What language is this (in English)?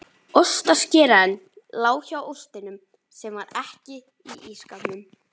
Icelandic